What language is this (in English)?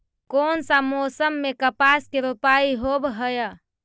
Magahi